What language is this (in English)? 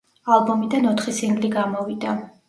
Georgian